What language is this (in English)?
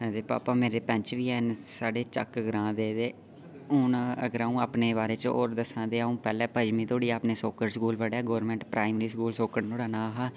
Dogri